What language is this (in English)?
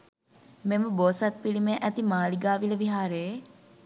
Sinhala